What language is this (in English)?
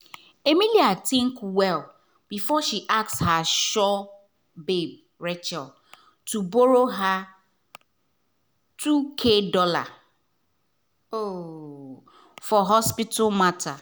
Nigerian Pidgin